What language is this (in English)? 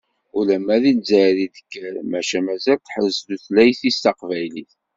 Kabyle